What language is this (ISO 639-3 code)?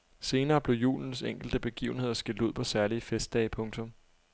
dan